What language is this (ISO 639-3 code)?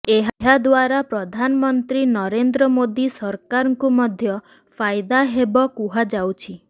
ori